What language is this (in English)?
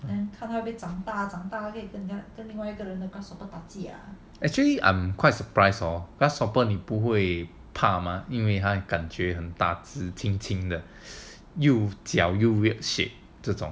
English